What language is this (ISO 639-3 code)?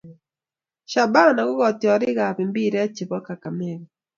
kln